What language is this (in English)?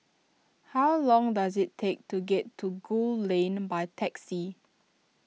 English